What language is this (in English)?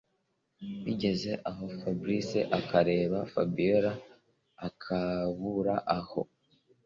Kinyarwanda